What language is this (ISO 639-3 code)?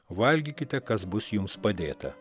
lit